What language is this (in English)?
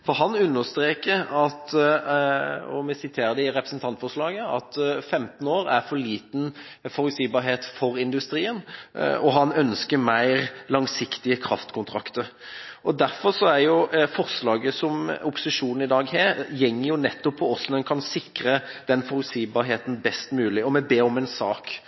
Norwegian Bokmål